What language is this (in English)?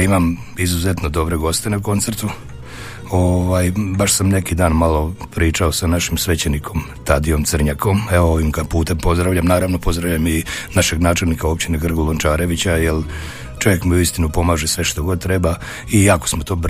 Croatian